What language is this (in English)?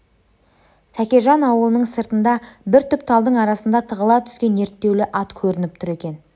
Kazakh